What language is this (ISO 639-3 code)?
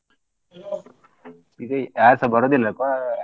kan